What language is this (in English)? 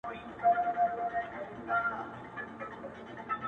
Pashto